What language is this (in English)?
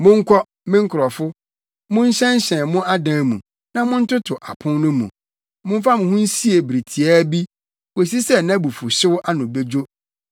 Akan